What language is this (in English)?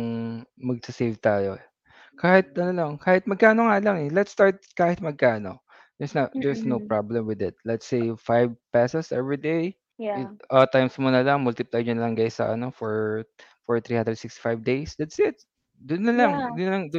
Filipino